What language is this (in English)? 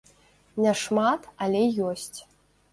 Belarusian